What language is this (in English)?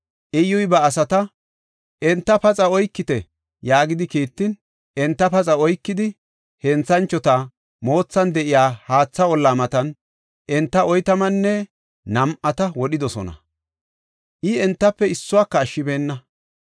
Gofa